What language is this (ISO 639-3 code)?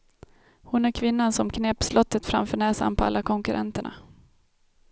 swe